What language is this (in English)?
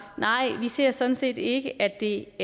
Danish